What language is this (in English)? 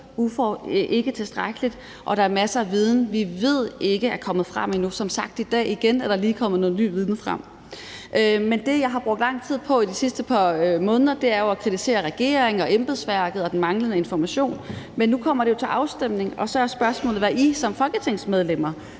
Danish